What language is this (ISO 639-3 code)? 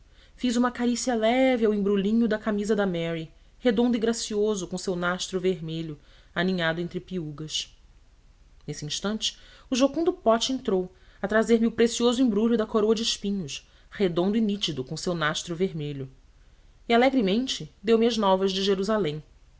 por